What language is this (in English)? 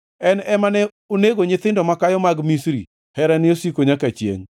Luo (Kenya and Tanzania)